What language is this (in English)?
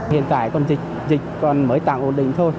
Vietnamese